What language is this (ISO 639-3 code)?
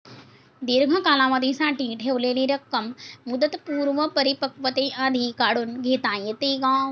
mar